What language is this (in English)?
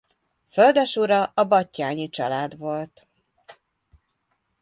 Hungarian